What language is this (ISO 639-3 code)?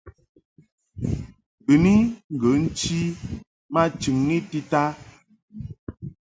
mhk